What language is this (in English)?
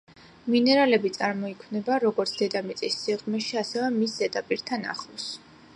Georgian